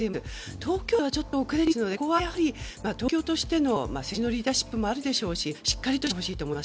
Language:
Japanese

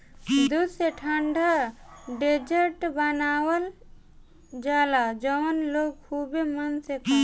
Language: Bhojpuri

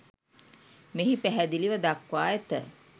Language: Sinhala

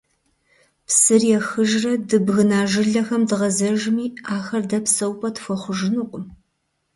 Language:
Kabardian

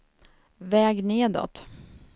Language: Swedish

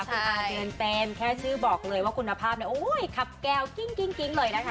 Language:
Thai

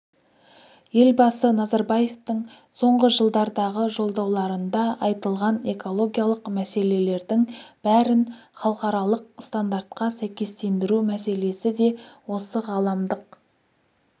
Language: Kazakh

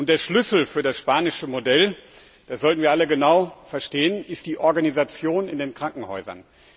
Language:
German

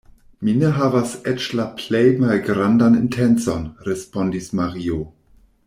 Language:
Esperanto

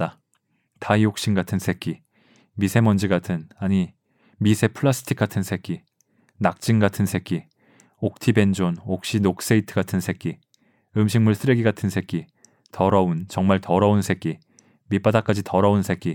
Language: Korean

